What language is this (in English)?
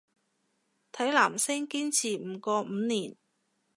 Cantonese